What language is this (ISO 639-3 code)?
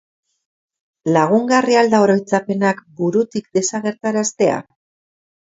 eus